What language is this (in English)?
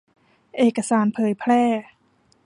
Thai